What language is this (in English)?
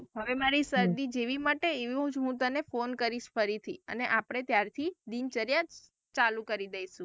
Gujarati